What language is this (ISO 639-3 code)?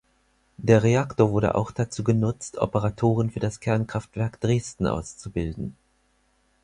deu